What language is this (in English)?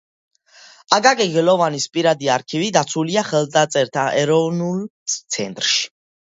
Georgian